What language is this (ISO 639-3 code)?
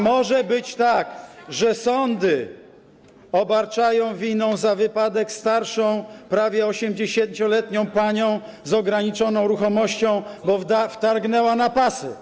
pol